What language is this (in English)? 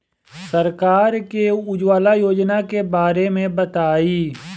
Bhojpuri